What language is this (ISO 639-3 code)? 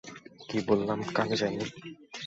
ben